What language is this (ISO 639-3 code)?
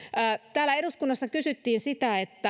fin